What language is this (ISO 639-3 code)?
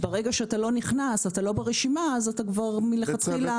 heb